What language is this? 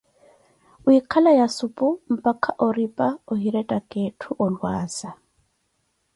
Koti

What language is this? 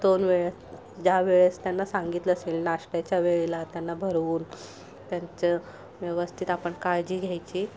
Marathi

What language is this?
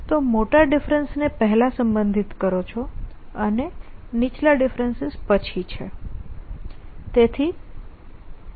Gujarati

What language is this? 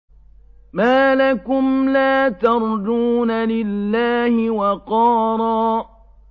Arabic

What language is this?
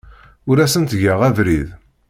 Kabyle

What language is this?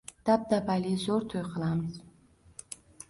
Uzbek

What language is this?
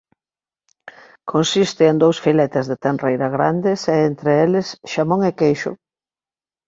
Galician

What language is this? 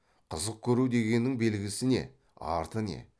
Kazakh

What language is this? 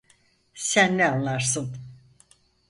Turkish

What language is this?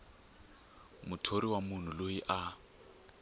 Tsonga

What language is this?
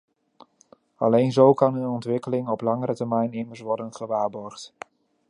Dutch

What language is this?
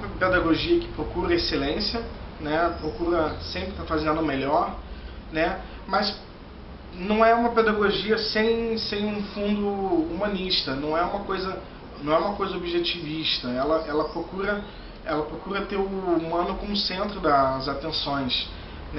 Portuguese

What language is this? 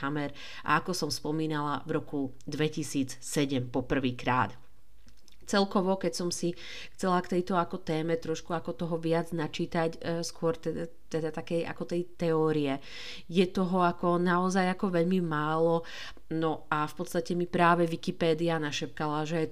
Slovak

